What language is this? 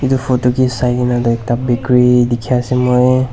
Naga Pidgin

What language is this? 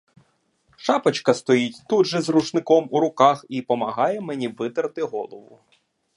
Ukrainian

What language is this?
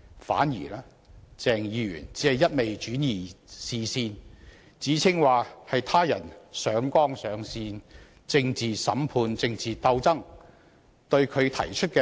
Cantonese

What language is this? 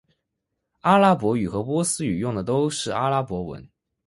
Chinese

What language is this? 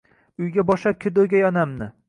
Uzbek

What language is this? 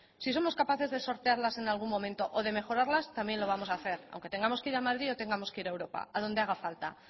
Spanish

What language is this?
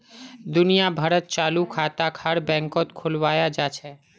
Magahi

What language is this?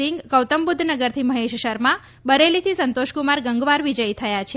Gujarati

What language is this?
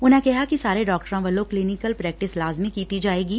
Punjabi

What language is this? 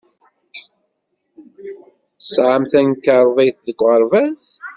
Kabyle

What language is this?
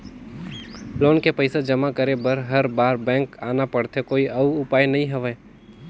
Chhattisgarhi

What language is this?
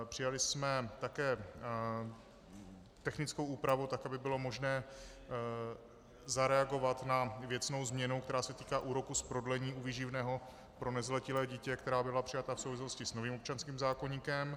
Czech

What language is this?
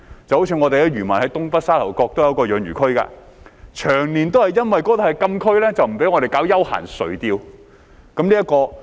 Cantonese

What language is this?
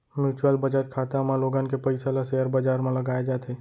Chhattisgarhi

